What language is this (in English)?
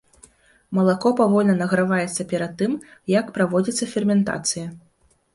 Belarusian